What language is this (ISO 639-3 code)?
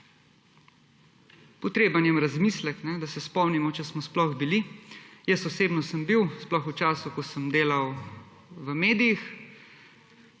slv